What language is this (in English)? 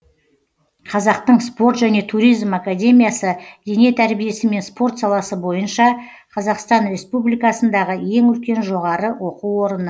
Kazakh